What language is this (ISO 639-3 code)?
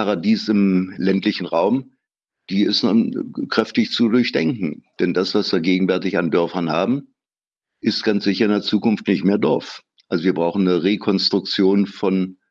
deu